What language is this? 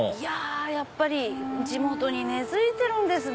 Japanese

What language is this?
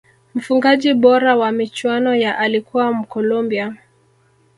Swahili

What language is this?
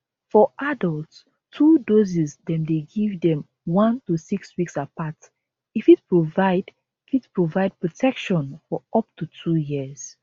Nigerian Pidgin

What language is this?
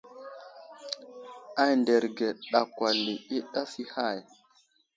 Wuzlam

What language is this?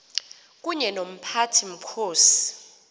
Xhosa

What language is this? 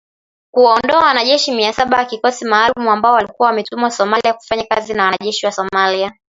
Swahili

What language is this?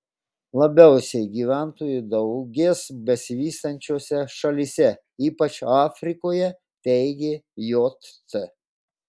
Lithuanian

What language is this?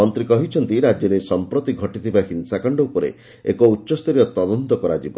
Odia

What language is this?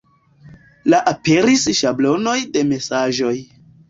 Esperanto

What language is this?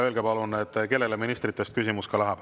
Estonian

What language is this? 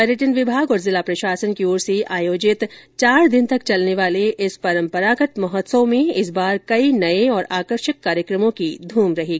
Hindi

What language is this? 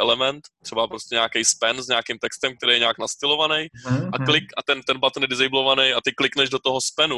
Czech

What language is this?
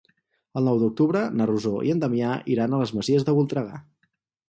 Catalan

